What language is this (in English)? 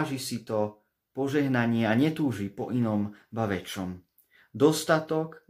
Slovak